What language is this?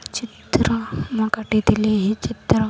Odia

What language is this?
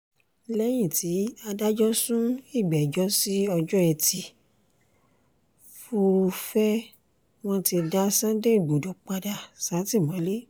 Yoruba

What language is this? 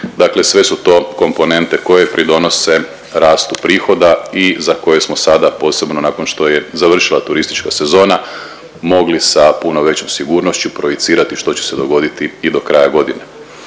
Croatian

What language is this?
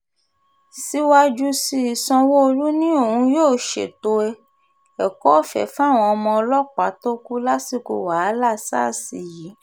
Yoruba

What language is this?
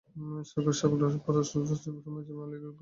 Bangla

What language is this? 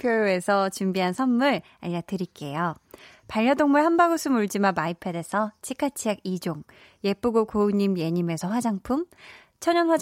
Korean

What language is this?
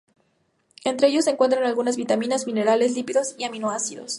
Spanish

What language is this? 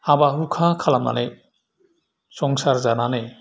Bodo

